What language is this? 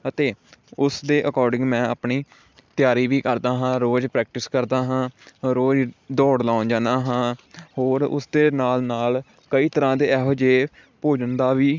Punjabi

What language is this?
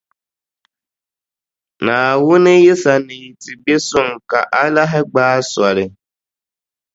Dagbani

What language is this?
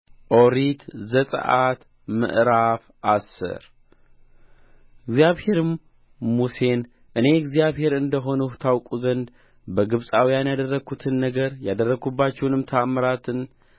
Amharic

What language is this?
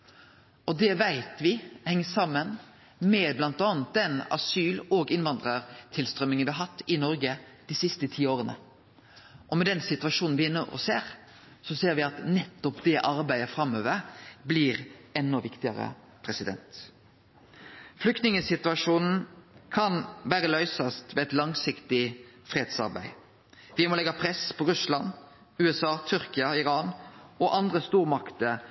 Norwegian Nynorsk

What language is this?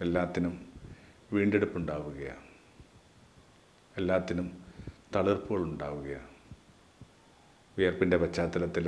Malayalam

